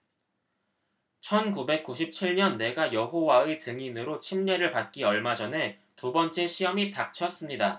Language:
Korean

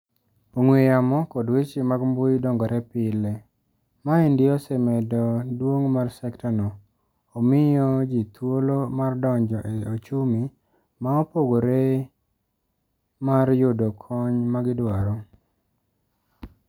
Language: Luo (Kenya and Tanzania)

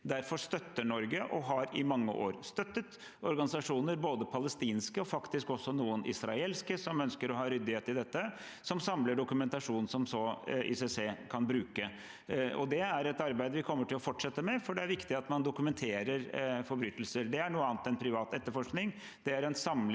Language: Norwegian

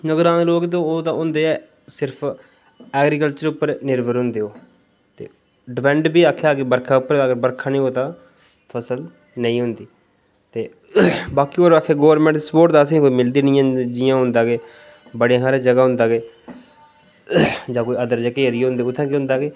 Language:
Dogri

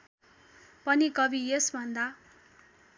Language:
Nepali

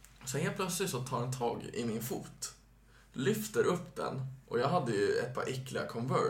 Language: Swedish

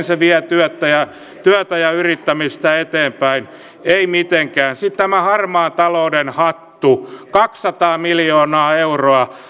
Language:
Finnish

